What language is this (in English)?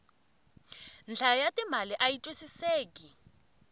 Tsonga